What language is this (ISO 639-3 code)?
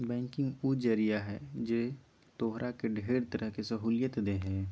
mag